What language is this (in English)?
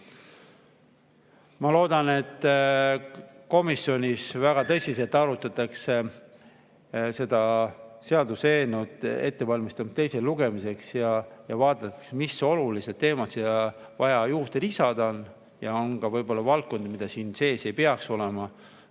Estonian